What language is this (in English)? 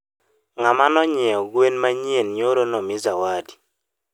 Luo (Kenya and Tanzania)